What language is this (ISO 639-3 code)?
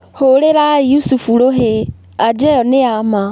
kik